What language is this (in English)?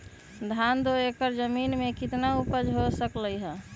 Magahi